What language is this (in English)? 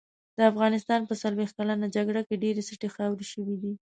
Pashto